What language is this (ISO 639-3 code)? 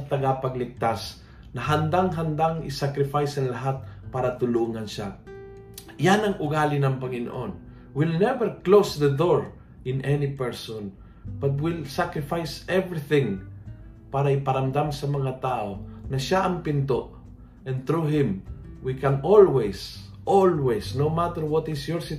fil